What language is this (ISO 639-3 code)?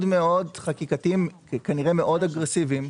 heb